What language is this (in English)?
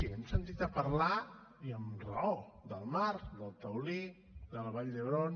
Catalan